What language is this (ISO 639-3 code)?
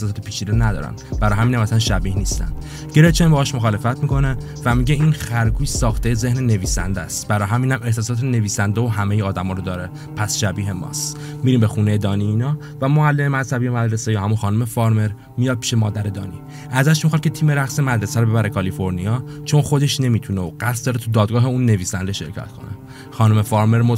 fas